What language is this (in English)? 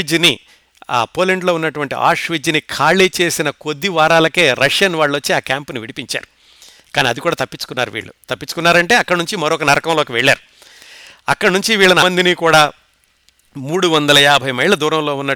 Telugu